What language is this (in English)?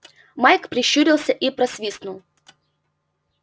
Russian